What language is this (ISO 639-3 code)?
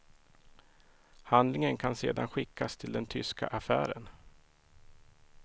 swe